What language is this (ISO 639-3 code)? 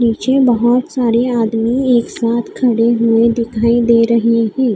hin